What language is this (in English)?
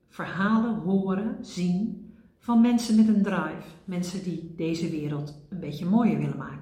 Dutch